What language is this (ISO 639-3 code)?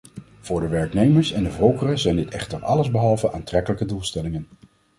nld